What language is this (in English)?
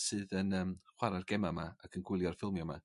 Welsh